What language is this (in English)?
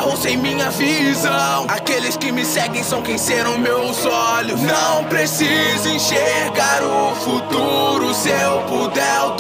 Portuguese